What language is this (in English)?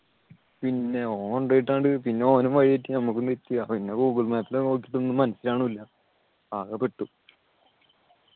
Malayalam